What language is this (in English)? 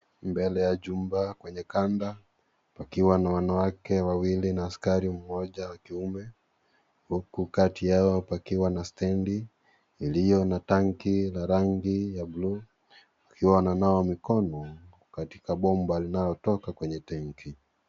Swahili